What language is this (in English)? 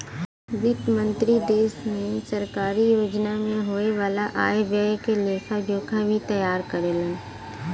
Bhojpuri